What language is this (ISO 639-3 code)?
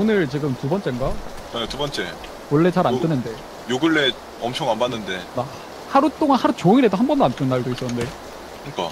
kor